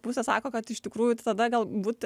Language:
Lithuanian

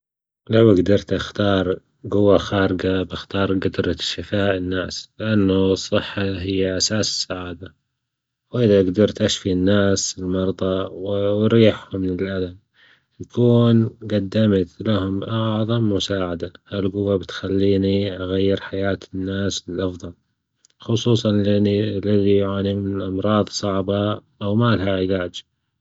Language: Gulf Arabic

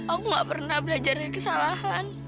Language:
Indonesian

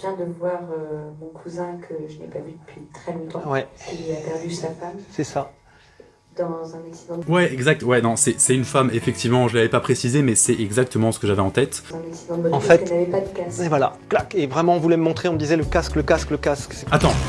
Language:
French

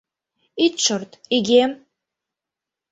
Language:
Mari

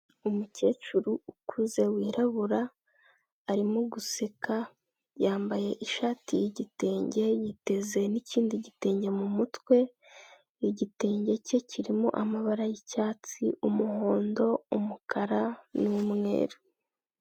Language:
Kinyarwanda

